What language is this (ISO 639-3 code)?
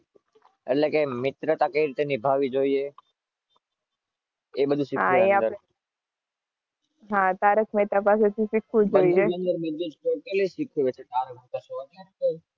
guj